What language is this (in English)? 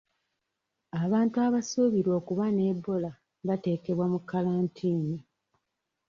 Ganda